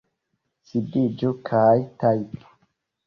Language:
Esperanto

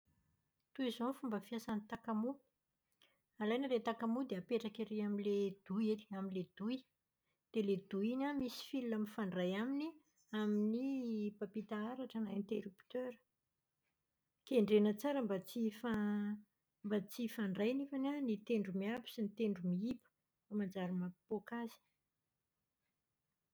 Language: Malagasy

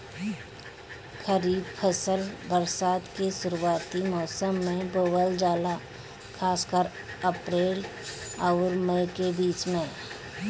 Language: Bhojpuri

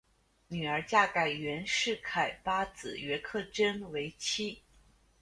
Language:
Chinese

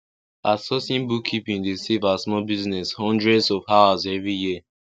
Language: Nigerian Pidgin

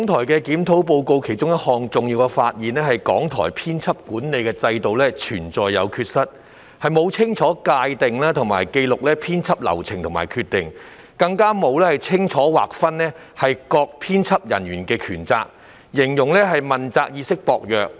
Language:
Cantonese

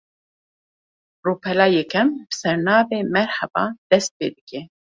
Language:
Kurdish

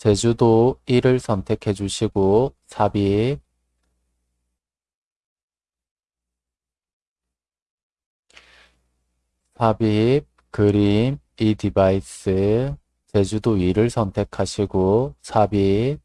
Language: Korean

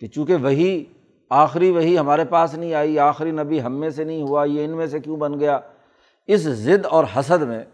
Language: Urdu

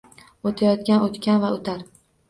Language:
Uzbek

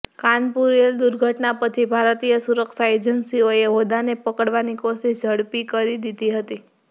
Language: Gujarati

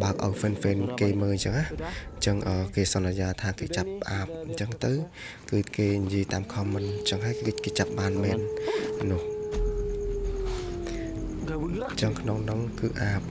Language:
Vietnamese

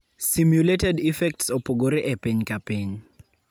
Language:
Luo (Kenya and Tanzania)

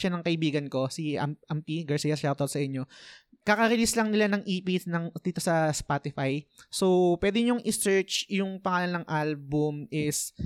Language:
Filipino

